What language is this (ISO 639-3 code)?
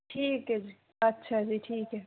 pan